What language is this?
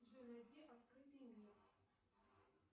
Russian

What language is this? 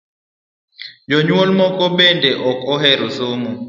Luo (Kenya and Tanzania)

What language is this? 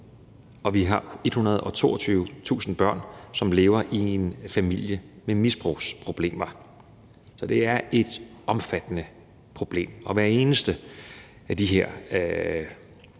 Danish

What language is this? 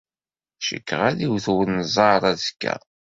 Kabyle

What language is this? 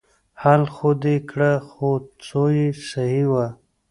Pashto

